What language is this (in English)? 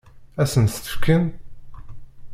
Kabyle